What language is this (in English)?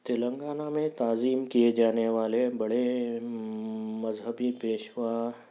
Urdu